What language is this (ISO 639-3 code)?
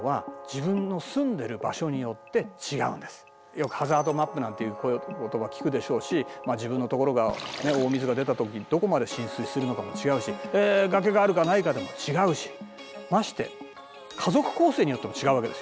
jpn